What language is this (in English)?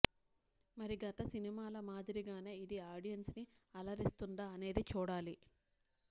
Telugu